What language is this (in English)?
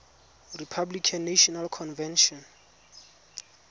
Tswana